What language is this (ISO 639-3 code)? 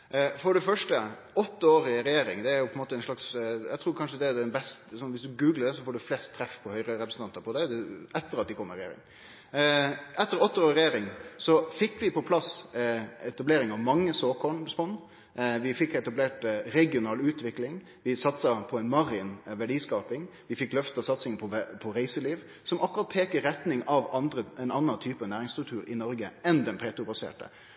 nno